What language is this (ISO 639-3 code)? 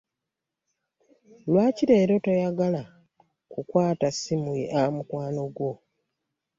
lug